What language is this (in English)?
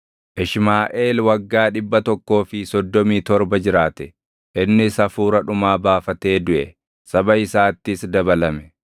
Oromo